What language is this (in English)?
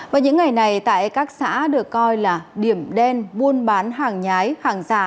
Vietnamese